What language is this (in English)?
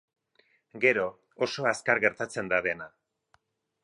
Basque